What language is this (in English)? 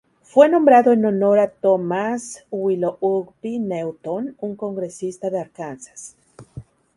Spanish